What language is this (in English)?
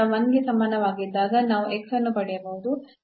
Kannada